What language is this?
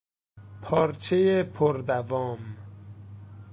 Persian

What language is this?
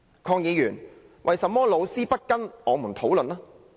Cantonese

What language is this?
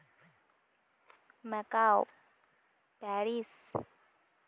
Santali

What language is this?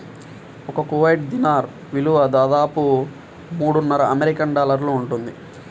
Telugu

